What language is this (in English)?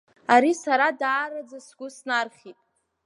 Abkhazian